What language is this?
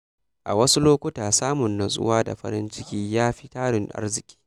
Hausa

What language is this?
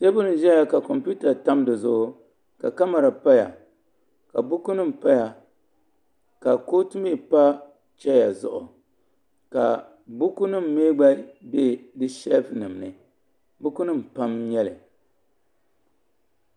Dagbani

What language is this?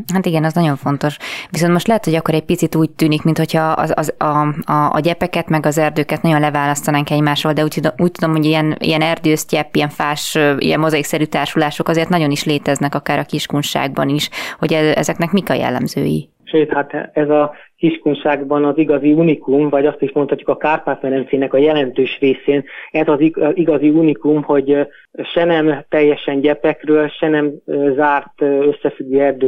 Hungarian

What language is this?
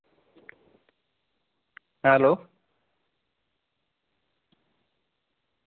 Santali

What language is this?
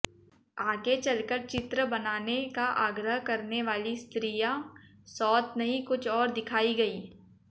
Hindi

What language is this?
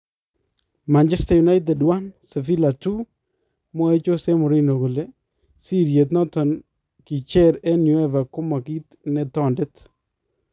Kalenjin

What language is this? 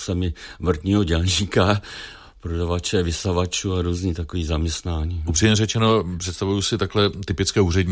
Czech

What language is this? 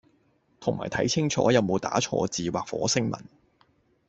Cantonese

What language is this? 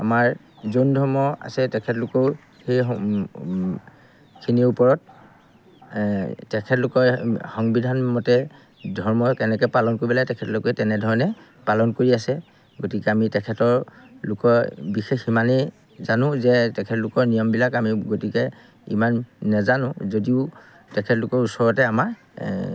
Assamese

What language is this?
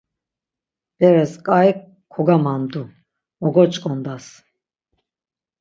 Laz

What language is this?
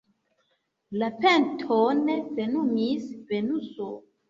Esperanto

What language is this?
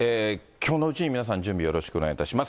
Japanese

